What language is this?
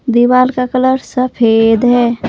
Hindi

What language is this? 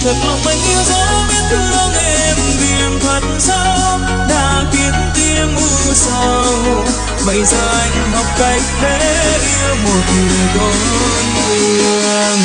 Vietnamese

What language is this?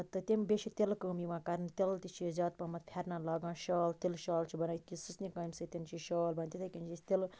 Kashmiri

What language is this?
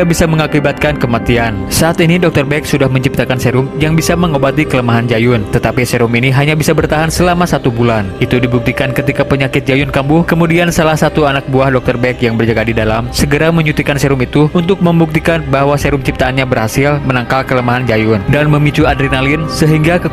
Indonesian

